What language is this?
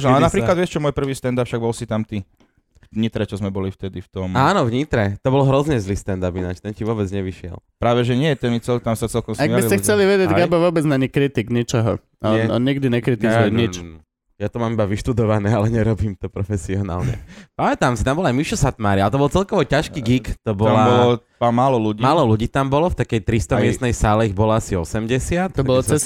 Slovak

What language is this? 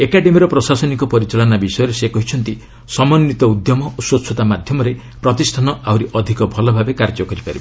Odia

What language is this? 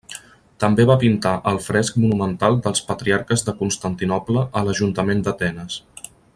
Catalan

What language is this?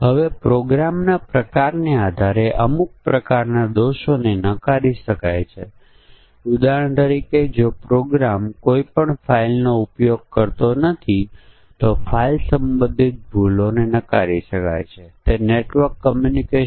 Gujarati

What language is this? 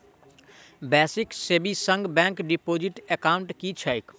Maithili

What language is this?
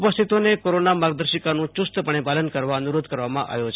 Gujarati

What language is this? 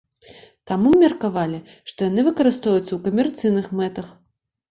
Belarusian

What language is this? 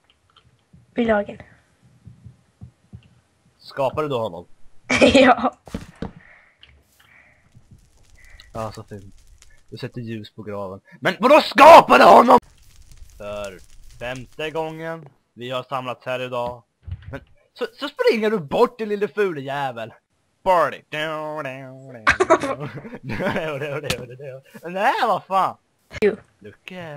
Swedish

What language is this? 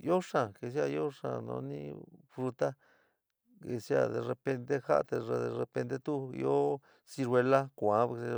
San Miguel El Grande Mixtec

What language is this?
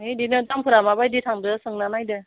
Bodo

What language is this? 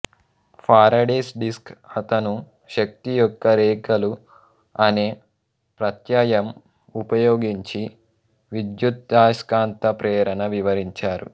Telugu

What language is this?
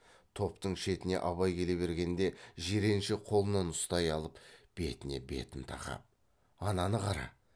Kazakh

